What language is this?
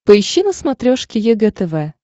Russian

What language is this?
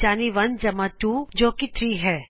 Punjabi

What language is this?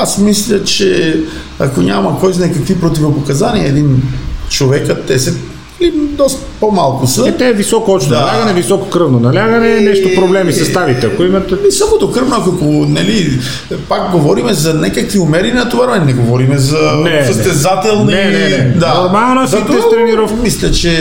Bulgarian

